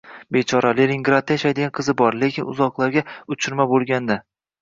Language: Uzbek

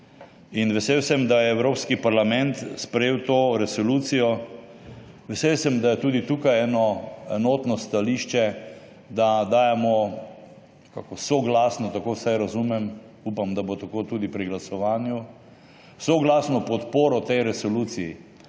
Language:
Slovenian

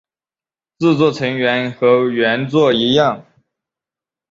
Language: Chinese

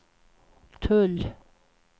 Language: Swedish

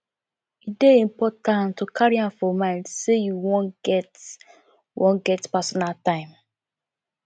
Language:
Nigerian Pidgin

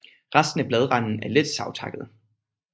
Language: Danish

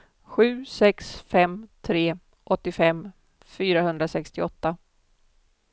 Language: Swedish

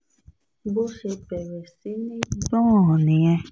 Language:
Yoruba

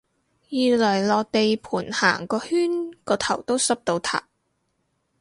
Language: Cantonese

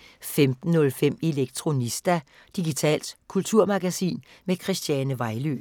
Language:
Danish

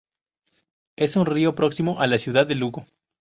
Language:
Spanish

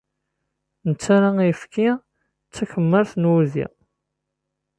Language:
Kabyle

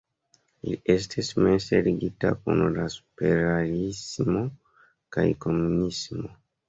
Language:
Esperanto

